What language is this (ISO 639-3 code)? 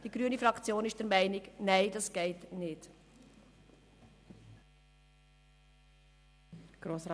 gsw